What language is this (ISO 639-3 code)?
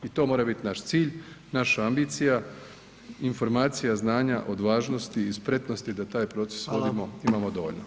hrv